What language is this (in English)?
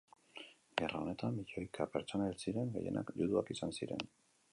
Basque